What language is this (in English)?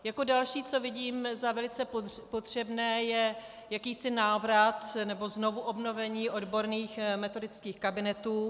Czech